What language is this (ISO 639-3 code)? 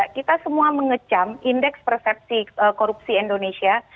ind